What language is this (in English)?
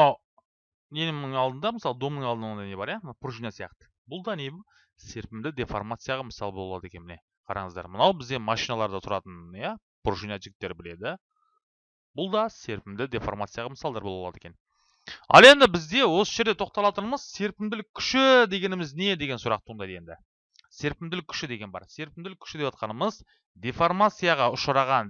Turkish